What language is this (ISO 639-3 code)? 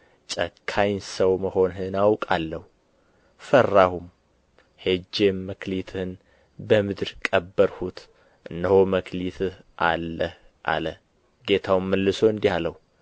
amh